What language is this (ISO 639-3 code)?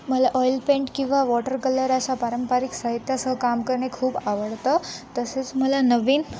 mar